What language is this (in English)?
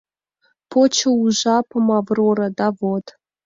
Mari